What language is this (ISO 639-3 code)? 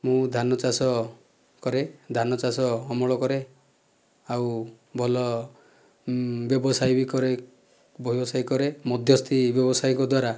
ori